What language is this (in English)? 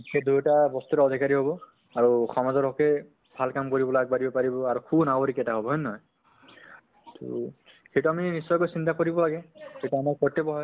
Assamese